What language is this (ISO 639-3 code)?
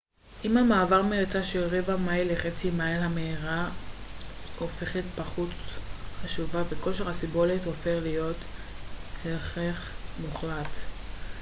heb